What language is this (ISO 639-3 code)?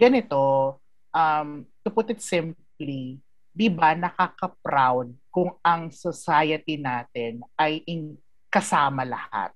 fil